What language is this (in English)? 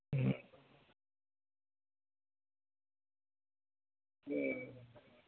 Gujarati